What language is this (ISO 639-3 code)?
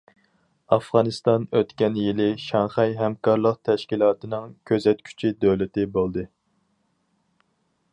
uig